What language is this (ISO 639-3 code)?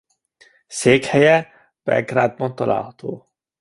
hun